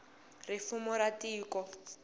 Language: Tsonga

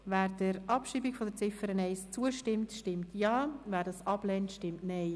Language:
Swiss German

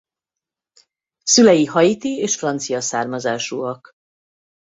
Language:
Hungarian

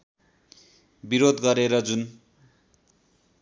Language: Nepali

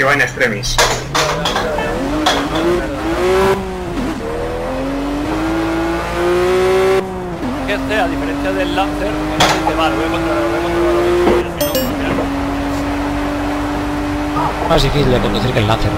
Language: Spanish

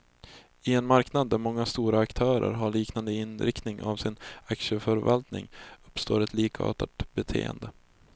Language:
Swedish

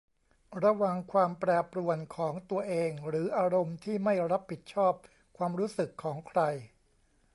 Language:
Thai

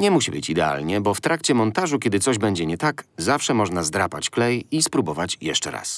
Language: Polish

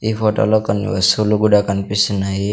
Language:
Telugu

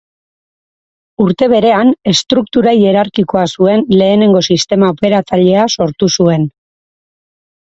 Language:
Basque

